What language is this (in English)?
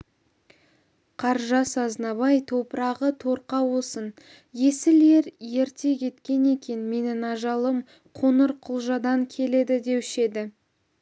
Kazakh